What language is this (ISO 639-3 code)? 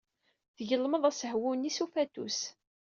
kab